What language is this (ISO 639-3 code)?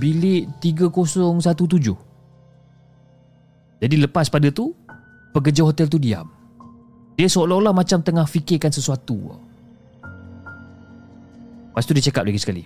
msa